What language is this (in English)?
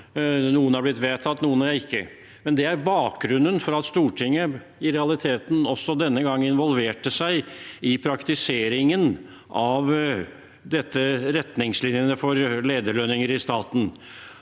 Norwegian